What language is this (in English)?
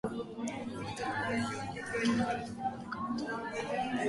Japanese